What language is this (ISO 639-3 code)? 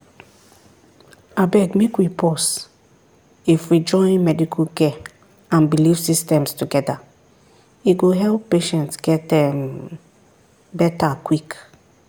pcm